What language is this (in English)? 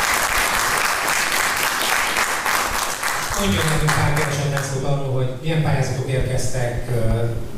Hungarian